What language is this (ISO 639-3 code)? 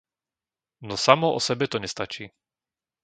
slk